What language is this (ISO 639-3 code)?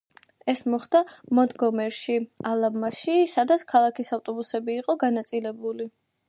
kat